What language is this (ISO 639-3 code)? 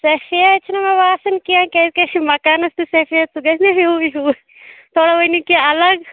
kas